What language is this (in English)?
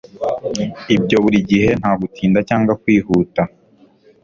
Kinyarwanda